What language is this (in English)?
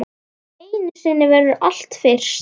Icelandic